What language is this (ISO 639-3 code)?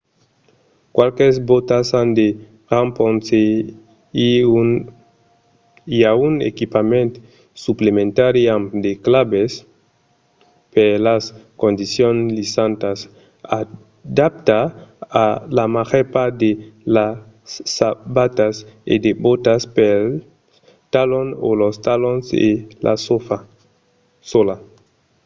oci